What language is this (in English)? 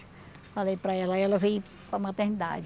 Portuguese